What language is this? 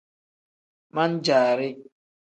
Tem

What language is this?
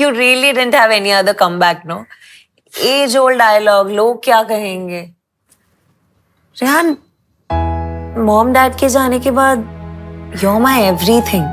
Hindi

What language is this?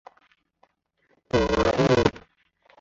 Chinese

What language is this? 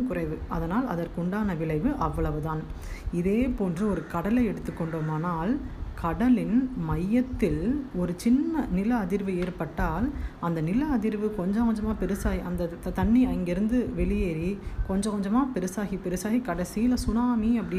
Tamil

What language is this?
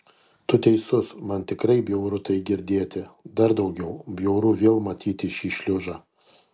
Lithuanian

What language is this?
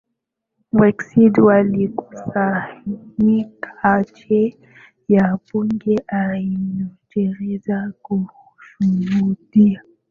Swahili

